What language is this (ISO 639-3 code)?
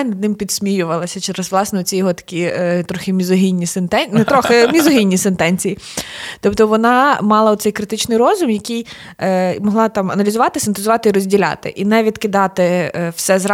ukr